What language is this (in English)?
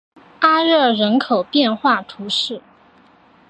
Chinese